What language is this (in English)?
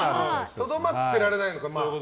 Japanese